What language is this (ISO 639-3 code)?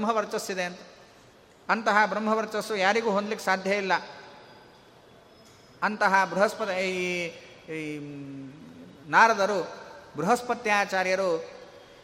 kan